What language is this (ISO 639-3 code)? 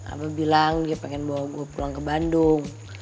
ind